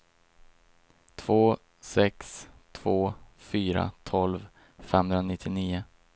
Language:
Swedish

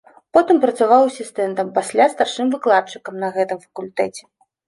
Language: Belarusian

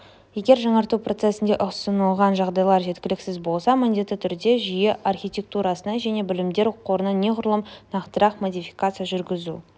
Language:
Kazakh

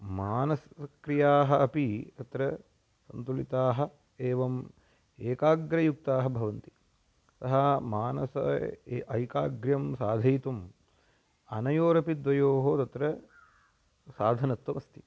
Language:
Sanskrit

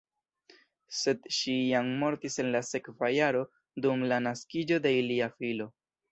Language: Esperanto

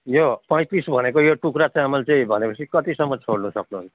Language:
Nepali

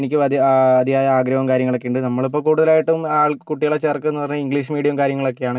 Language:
Malayalam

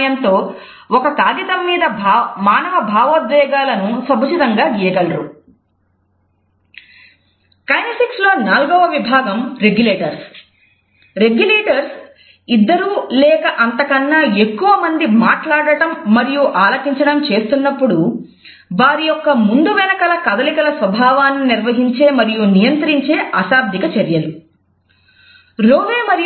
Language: Telugu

